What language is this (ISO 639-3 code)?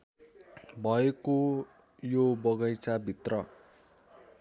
nep